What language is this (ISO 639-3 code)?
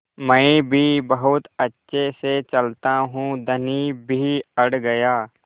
hin